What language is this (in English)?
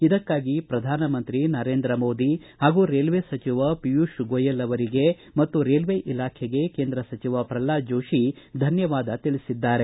Kannada